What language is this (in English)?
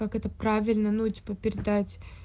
Russian